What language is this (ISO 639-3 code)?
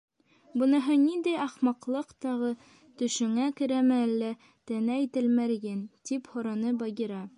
bak